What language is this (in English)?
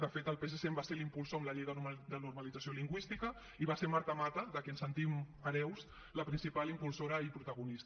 Catalan